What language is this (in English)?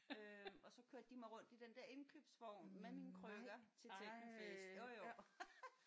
Danish